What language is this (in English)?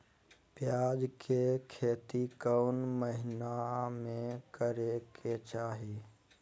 Magahi